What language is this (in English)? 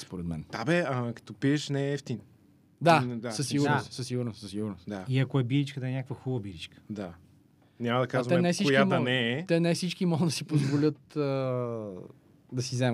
Bulgarian